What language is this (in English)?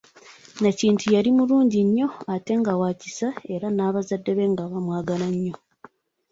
Ganda